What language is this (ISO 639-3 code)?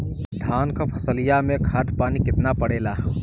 bho